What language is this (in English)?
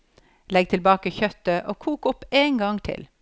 Norwegian